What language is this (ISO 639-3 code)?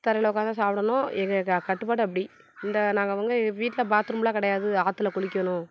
tam